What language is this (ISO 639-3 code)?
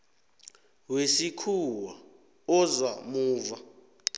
nbl